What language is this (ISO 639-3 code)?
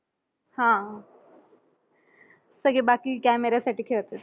mar